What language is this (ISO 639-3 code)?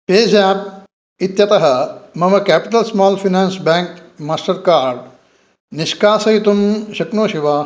san